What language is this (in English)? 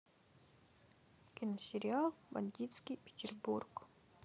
Russian